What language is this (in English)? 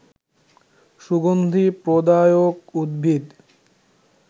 Bangla